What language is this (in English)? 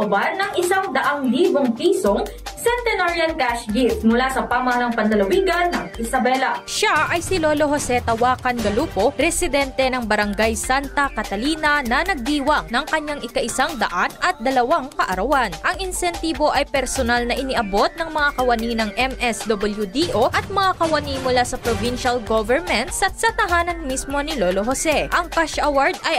Filipino